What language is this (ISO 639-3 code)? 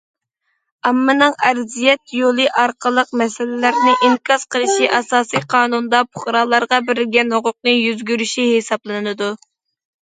uig